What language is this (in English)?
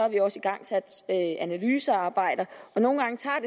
Danish